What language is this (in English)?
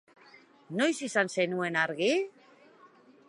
Basque